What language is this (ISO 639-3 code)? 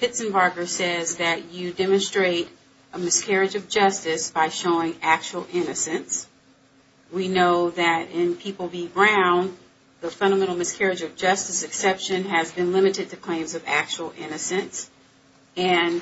eng